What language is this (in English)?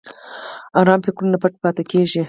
Pashto